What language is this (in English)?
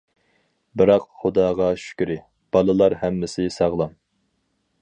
Uyghur